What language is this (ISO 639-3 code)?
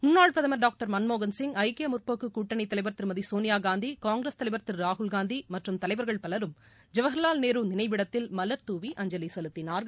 tam